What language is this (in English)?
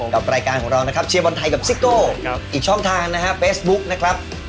Thai